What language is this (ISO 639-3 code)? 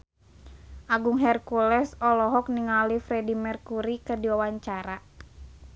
sun